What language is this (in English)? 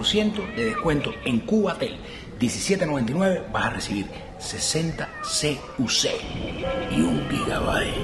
Spanish